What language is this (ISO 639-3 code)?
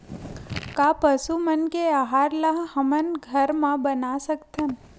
hne